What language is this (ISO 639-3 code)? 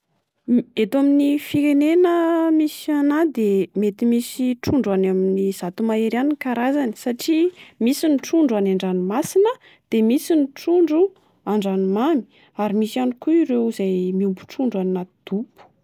mlg